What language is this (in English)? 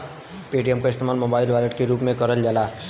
Bhojpuri